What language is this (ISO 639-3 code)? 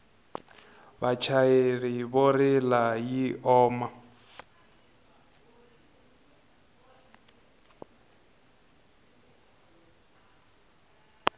tso